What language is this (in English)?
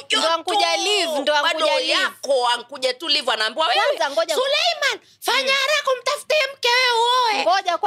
Swahili